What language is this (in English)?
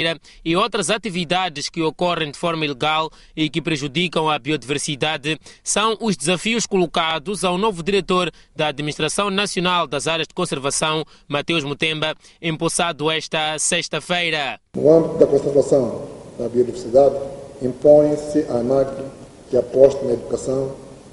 Portuguese